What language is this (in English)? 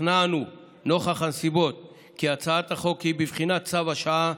Hebrew